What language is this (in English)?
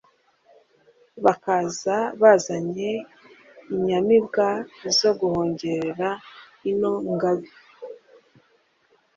Kinyarwanda